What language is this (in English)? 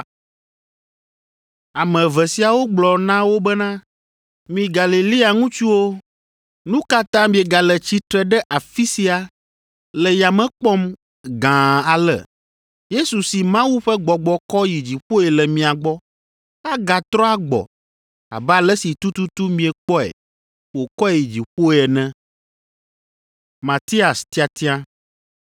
Ewe